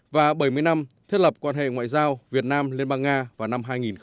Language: Vietnamese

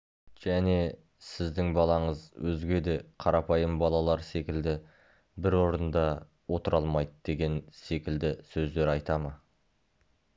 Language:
Kazakh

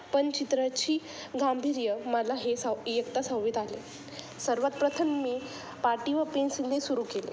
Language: Marathi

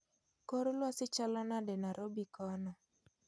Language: Luo (Kenya and Tanzania)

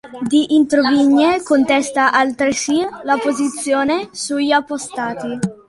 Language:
Italian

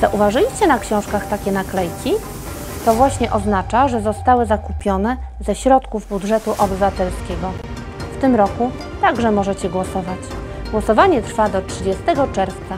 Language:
Polish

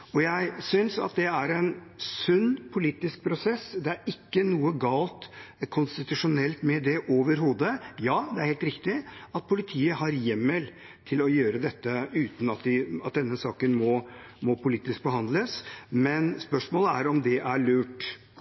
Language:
Norwegian Bokmål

